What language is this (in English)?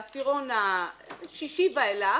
Hebrew